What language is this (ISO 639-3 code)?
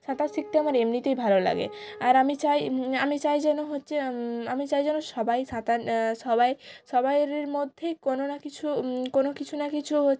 ben